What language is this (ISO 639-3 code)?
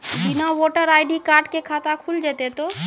mai